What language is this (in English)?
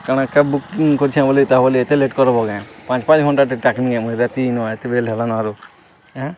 Odia